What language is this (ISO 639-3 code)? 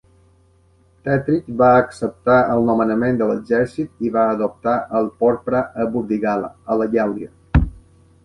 cat